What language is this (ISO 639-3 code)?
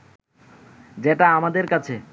ben